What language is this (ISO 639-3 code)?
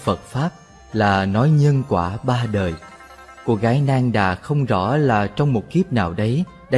vie